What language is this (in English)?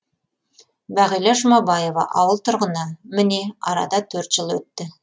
Kazakh